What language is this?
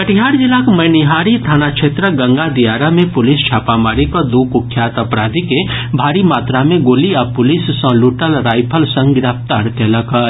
Maithili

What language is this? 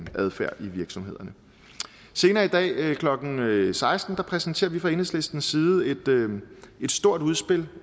Danish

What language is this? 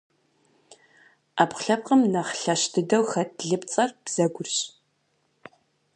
Kabardian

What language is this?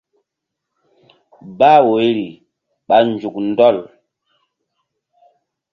Mbum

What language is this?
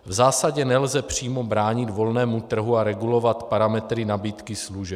Czech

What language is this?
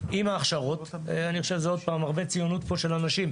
Hebrew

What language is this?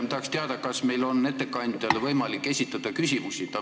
Estonian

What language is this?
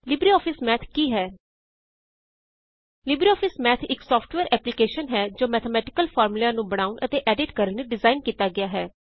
Punjabi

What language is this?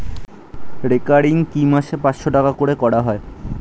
Bangla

